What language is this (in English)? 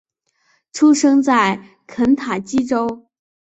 Chinese